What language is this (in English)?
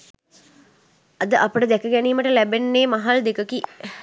Sinhala